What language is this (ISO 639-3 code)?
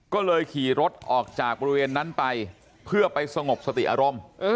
tha